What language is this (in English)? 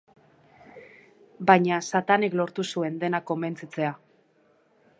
Basque